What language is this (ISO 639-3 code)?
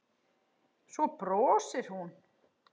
isl